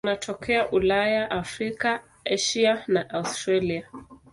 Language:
Swahili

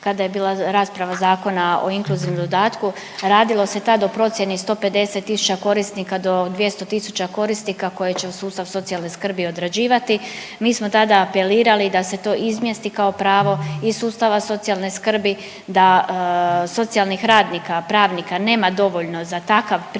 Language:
Croatian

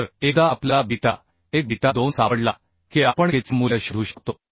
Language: Marathi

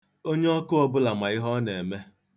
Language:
Igbo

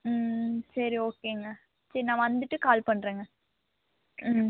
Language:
Tamil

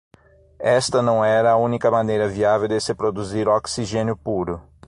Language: Portuguese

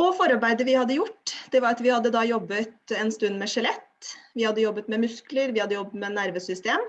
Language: Norwegian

